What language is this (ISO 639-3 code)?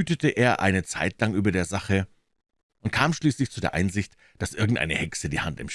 deu